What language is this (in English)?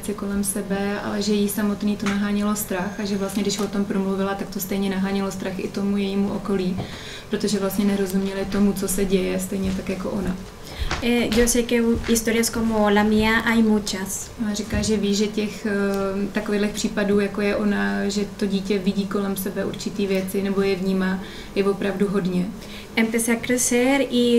Czech